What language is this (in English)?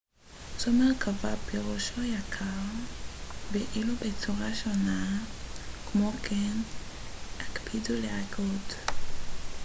Hebrew